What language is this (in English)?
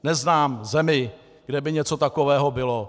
Czech